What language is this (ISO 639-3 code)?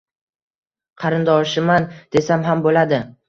uzb